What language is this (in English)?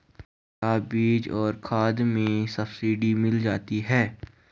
Hindi